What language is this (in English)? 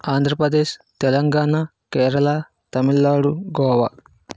Telugu